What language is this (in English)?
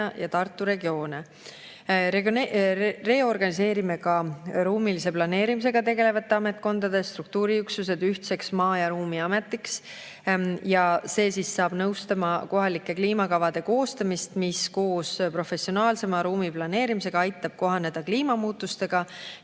Estonian